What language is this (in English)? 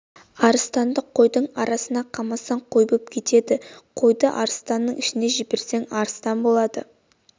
Kazakh